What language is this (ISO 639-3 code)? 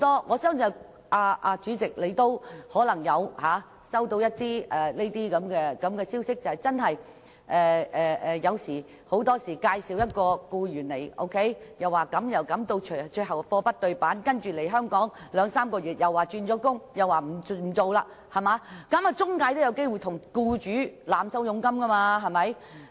yue